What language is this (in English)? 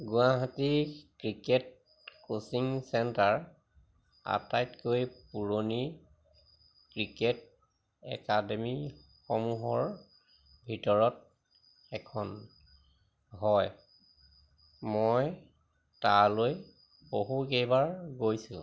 Assamese